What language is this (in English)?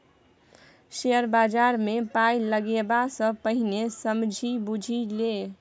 Maithili